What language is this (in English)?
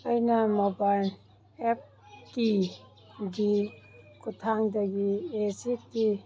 Manipuri